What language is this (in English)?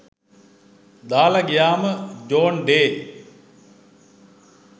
Sinhala